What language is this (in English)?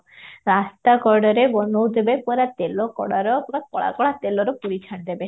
Odia